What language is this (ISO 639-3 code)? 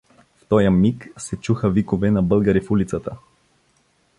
bul